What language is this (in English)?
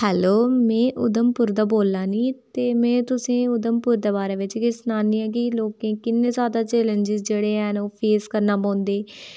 Dogri